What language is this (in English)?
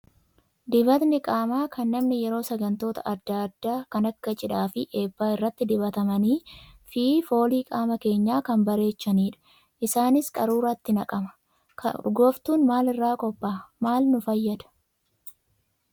Oromo